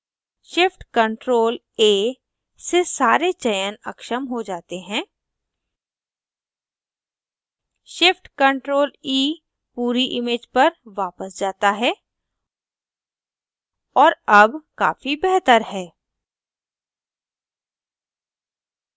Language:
Hindi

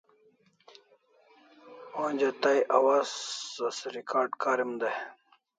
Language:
Kalasha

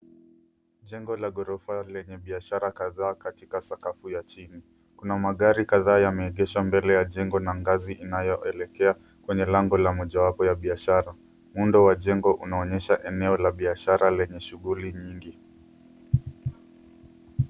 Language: Swahili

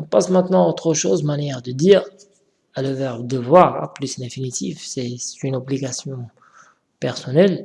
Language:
French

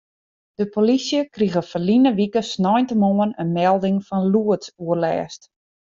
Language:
Western Frisian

